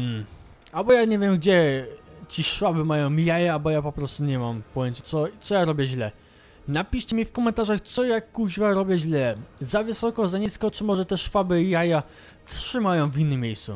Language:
Polish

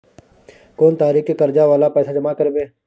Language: Maithili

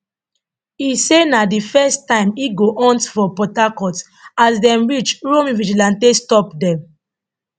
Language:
Nigerian Pidgin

